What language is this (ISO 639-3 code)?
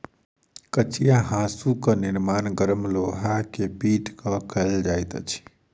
mai